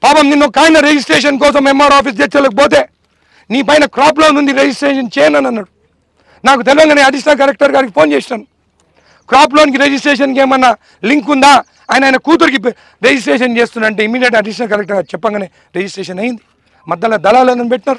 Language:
Telugu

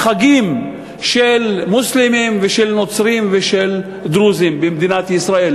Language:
Hebrew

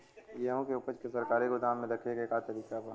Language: Bhojpuri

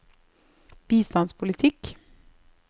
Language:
Norwegian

